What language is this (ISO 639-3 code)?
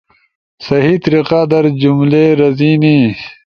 ush